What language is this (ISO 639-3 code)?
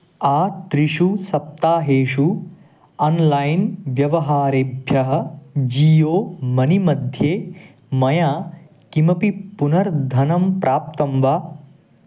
san